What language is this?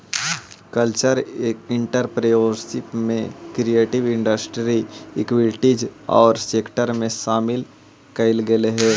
Magahi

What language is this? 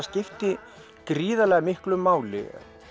Icelandic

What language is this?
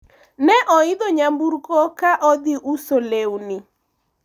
Luo (Kenya and Tanzania)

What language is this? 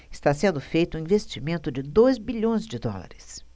Portuguese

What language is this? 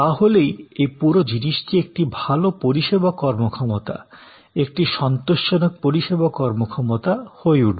Bangla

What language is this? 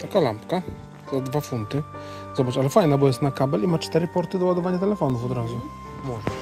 Polish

